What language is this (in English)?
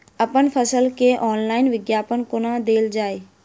Maithili